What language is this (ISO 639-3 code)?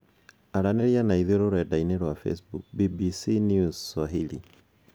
kik